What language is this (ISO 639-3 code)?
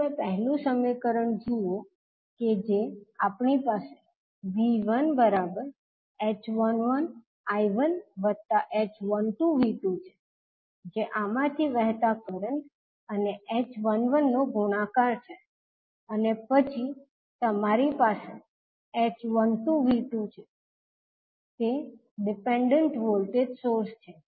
guj